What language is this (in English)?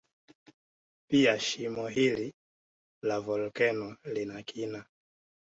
Swahili